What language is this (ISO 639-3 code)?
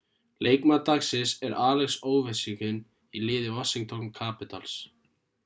isl